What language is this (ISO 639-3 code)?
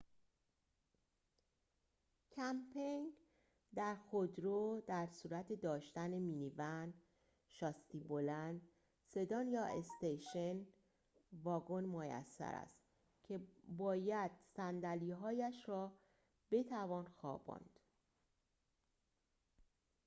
fas